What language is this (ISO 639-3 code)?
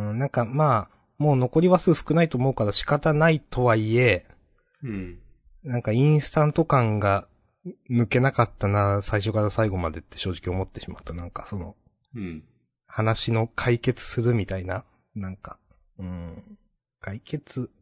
jpn